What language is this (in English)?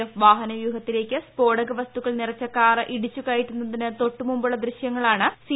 Malayalam